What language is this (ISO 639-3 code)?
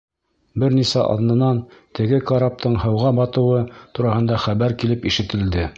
bak